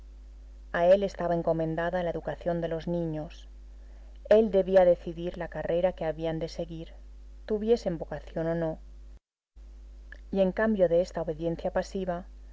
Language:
Spanish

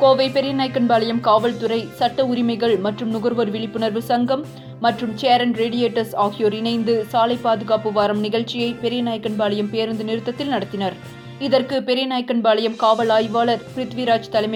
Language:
Tamil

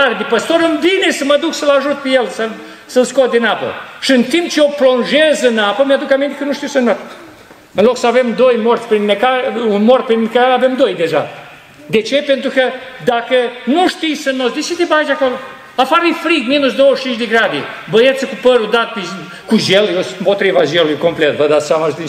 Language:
Romanian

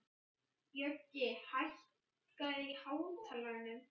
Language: Icelandic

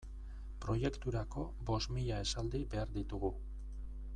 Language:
Basque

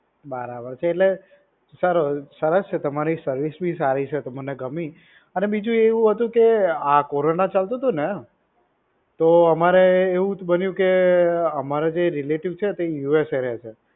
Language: Gujarati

